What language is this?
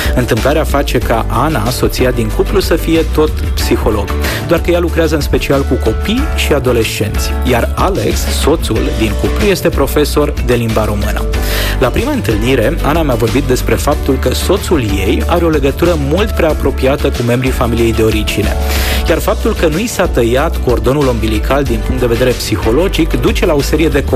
Romanian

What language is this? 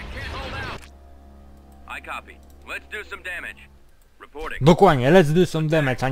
Polish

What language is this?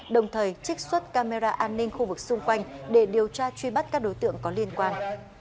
Vietnamese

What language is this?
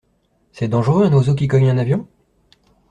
French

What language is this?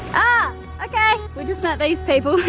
English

